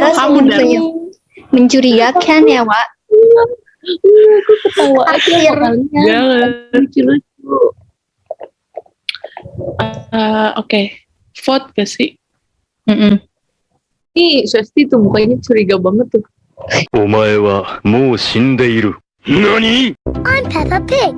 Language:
Indonesian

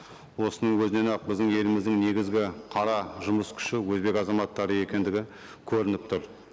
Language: Kazakh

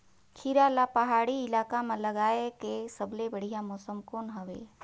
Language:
Chhattisgarhi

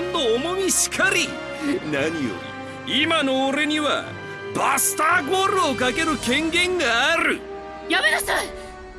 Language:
Japanese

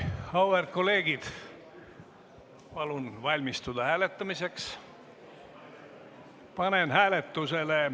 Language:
Estonian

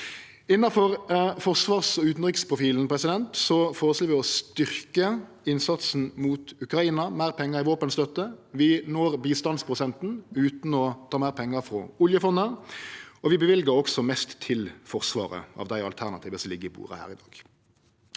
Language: Norwegian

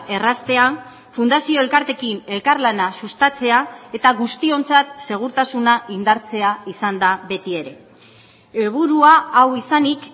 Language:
Basque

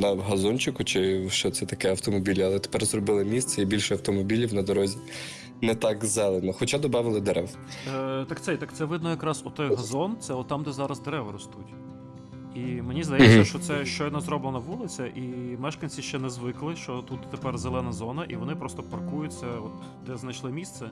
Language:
Ukrainian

